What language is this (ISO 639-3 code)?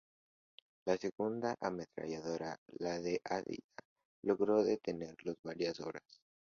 spa